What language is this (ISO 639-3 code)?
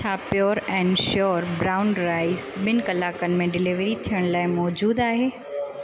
snd